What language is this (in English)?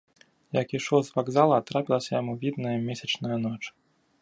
Belarusian